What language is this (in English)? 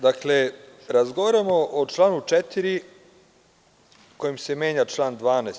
Serbian